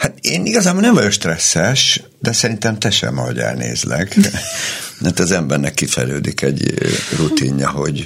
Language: Hungarian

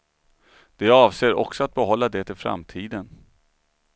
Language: Swedish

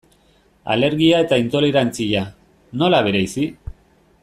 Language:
Basque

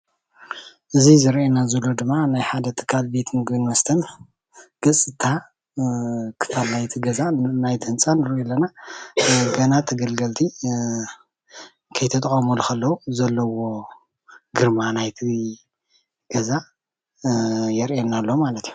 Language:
Tigrinya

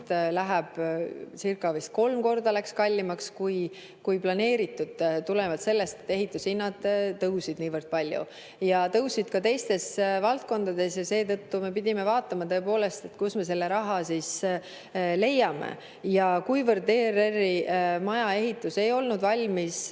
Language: Estonian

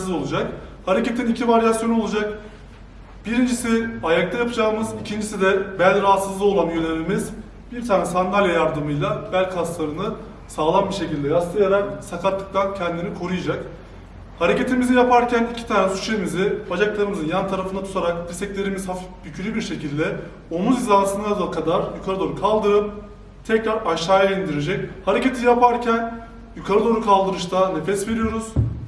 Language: Turkish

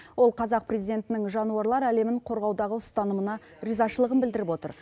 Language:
Kazakh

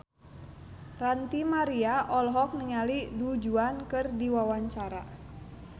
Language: Sundanese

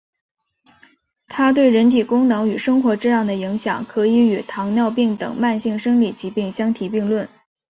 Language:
Chinese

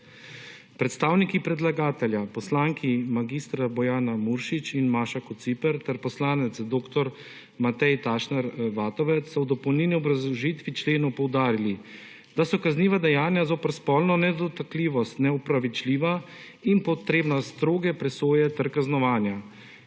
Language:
Slovenian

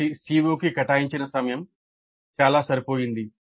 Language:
Telugu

